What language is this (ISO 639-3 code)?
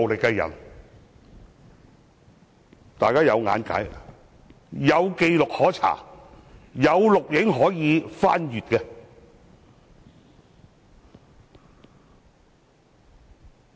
yue